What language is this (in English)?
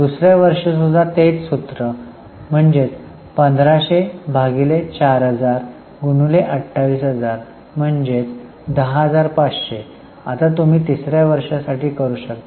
Marathi